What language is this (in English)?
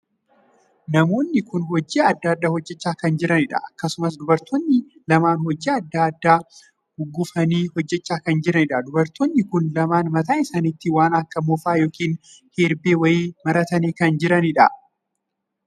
Oromo